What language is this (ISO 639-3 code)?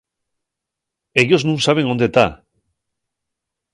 ast